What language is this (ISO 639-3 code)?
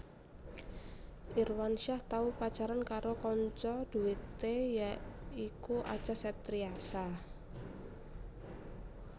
jav